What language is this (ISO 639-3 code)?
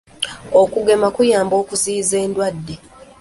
lug